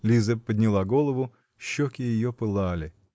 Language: Russian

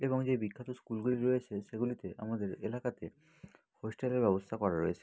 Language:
Bangla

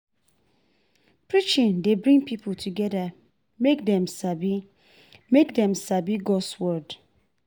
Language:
Nigerian Pidgin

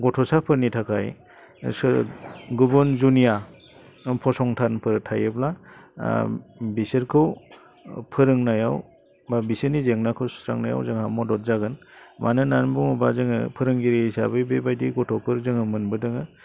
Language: Bodo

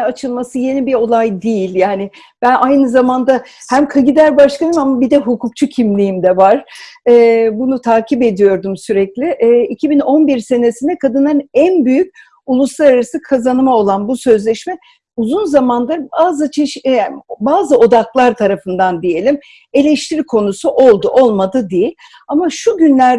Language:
Turkish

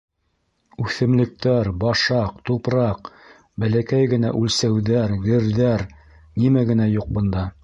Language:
Bashkir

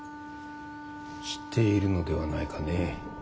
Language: Japanese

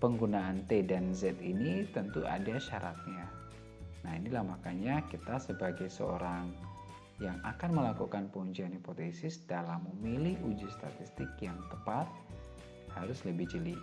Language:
Indonesian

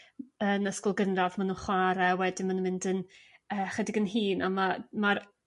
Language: Welsh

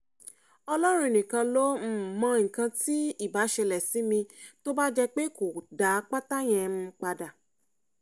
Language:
Yoruba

